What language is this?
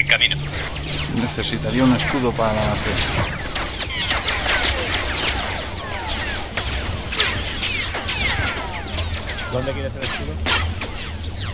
Spanish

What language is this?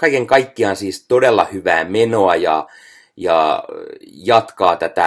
Finnish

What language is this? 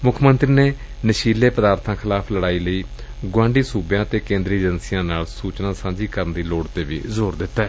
Punjabi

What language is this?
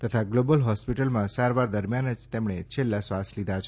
Gujarati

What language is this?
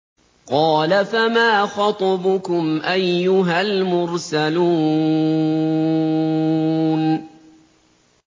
Arabic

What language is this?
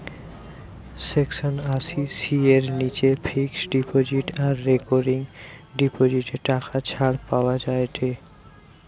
Bangla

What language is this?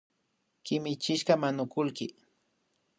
Imbabura Highland Quichua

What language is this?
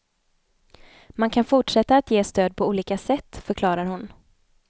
Swedish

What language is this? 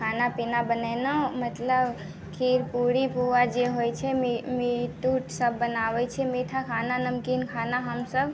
Maithili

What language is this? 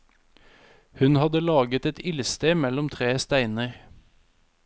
Norwegian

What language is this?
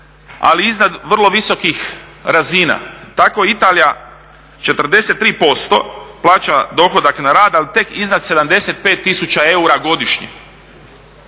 Croatian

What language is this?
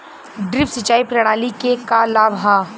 Bhojpuri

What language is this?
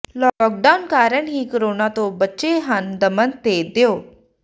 Punjabi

